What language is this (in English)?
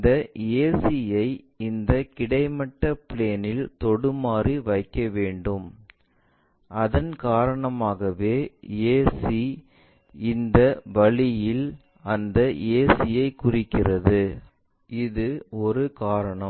Tamil